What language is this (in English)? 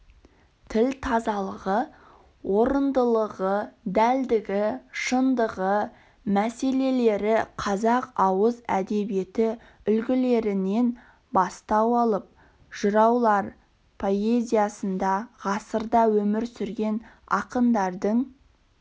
Kazakh